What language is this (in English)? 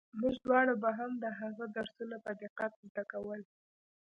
Pashto